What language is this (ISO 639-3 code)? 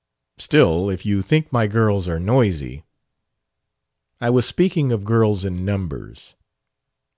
eng